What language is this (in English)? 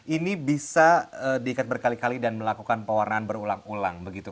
Indonesian